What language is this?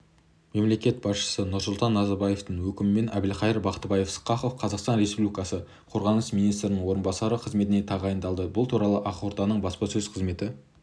Kazakh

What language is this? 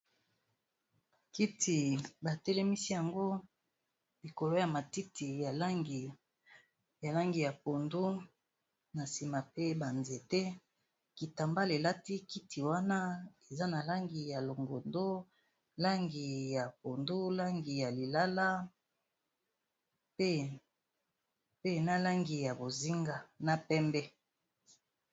Lingala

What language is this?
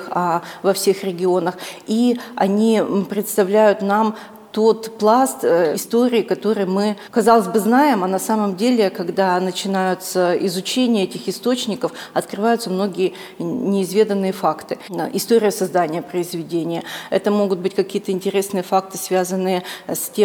Russian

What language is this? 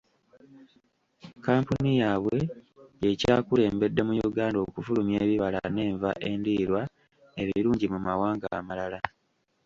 Ganda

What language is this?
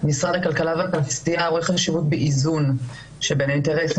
Hebrew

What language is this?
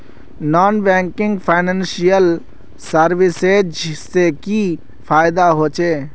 Magahi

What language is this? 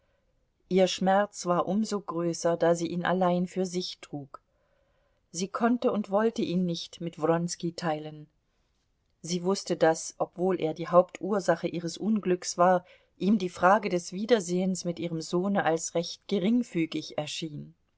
German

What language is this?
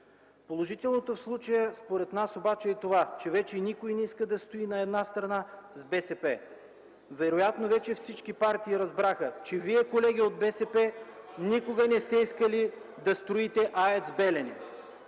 Bulgarian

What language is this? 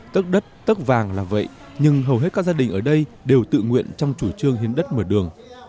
Vietnamese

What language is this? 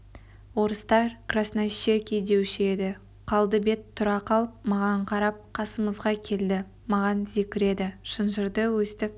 Kazakh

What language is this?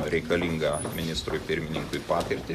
Lithuanian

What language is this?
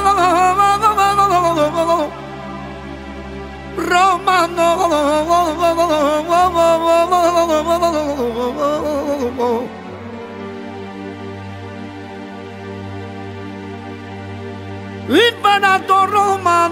Romanian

